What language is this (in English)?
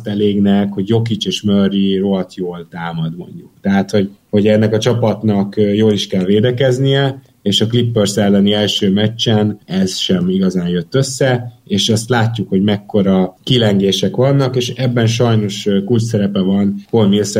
Hungarian